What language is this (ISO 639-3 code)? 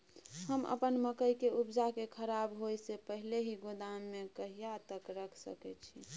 mai